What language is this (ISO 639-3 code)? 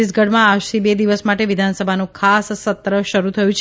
guj